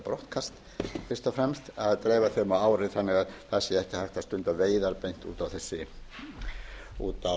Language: Icelandic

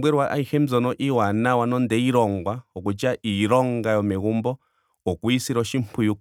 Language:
Ndonga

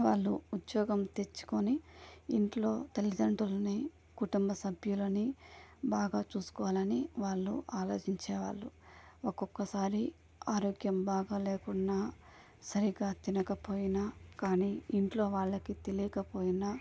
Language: Telugu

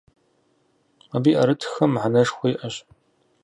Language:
Kabardian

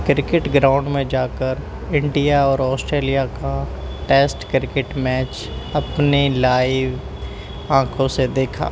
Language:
Urdu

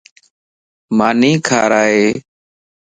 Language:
Lasi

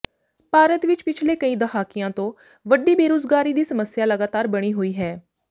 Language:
Punjabi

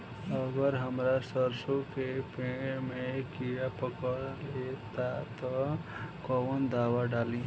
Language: Bhojpuri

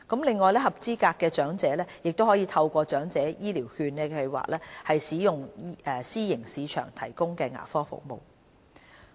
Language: Cantonese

